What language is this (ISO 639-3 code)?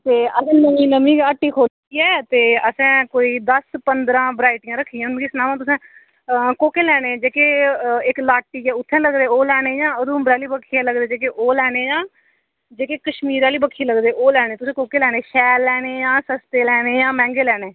doi